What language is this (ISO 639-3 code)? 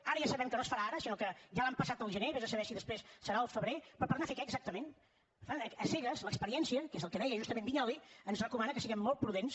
cat